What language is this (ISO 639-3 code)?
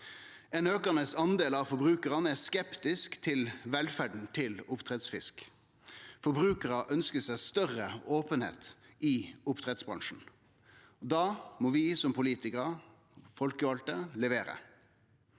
nor